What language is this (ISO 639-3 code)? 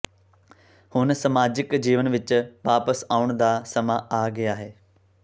pan